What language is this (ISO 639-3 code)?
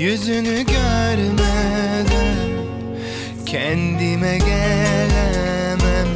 tur